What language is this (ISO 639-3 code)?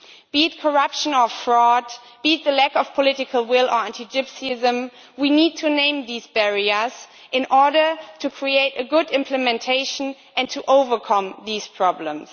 eng